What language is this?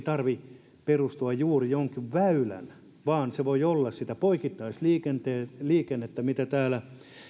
Finnish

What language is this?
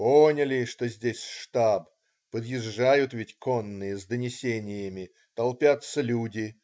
Russian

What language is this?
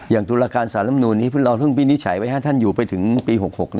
Thai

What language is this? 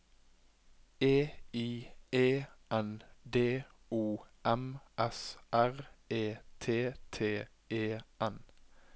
Norwegian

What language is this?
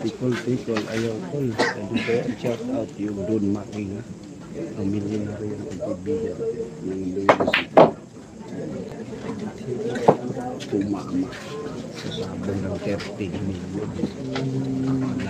Filipino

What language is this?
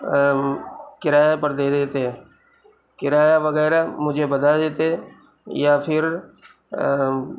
Urdu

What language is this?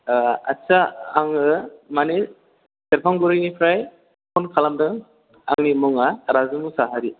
Bodo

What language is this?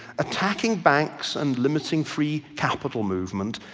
English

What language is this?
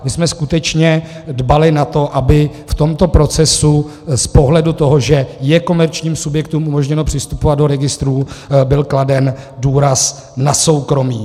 Czech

